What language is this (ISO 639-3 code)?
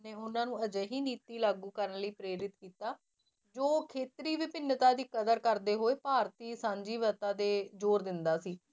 pan